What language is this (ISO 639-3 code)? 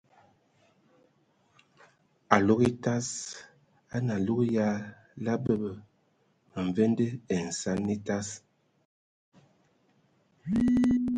ewo